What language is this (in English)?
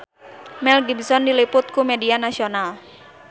Sundanese